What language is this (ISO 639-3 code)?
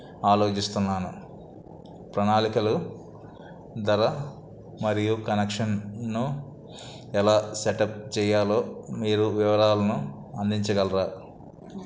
tel